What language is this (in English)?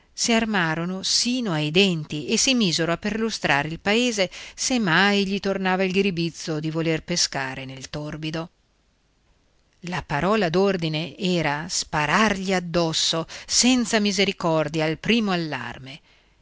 Italian